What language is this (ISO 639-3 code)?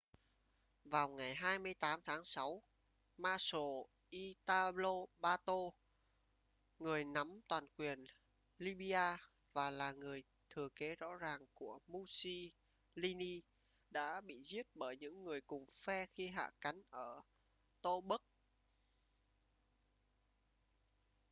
vie